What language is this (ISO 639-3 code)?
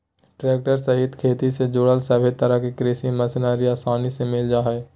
mag